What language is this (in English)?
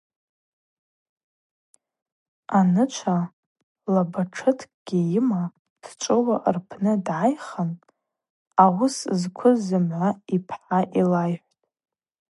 Abaza